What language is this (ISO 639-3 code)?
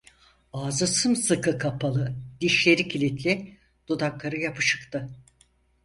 tur